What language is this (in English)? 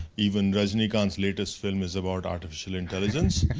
English